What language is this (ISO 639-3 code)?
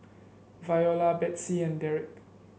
eng